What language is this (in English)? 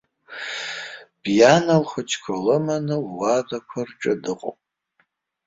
Abkhazian